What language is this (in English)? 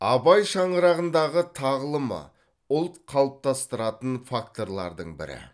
Kazakh